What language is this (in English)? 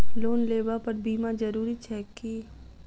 Maithili